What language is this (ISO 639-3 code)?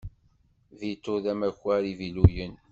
kab